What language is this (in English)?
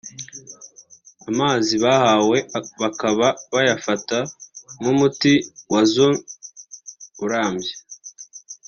Kinyarwanda